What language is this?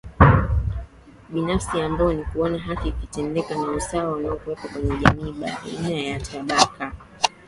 Swahili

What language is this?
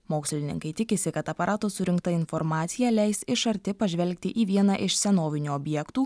Lithuanian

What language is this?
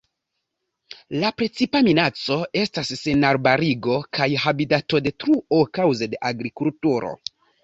Esperanto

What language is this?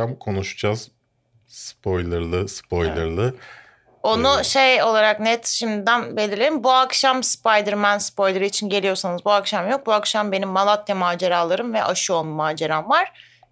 Turkish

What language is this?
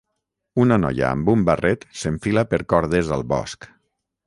Catalan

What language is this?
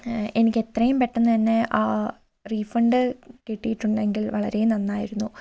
Malayalam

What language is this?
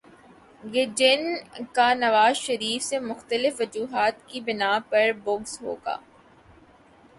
Urdu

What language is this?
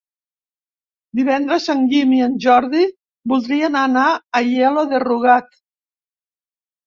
Catalan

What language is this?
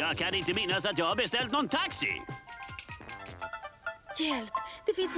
Swedish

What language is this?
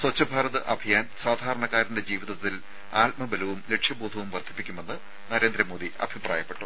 Malayalam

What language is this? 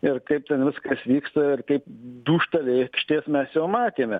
Lithuanian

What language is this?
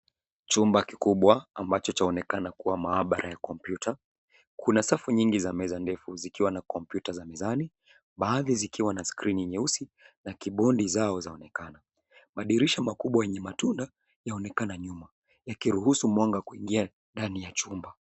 Swahili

